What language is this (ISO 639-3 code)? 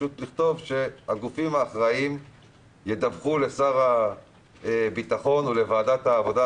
heb